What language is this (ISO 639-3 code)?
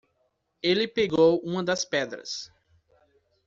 por